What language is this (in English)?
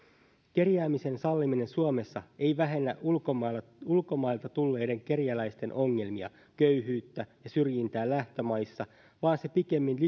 Finnish